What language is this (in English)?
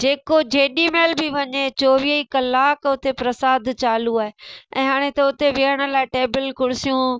Sindhi